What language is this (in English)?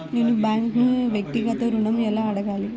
Telugu